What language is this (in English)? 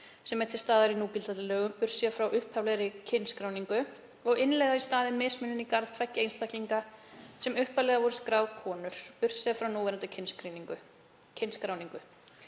Icelandic